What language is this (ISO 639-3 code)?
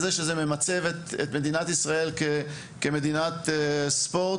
heb